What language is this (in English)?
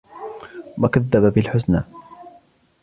Arabic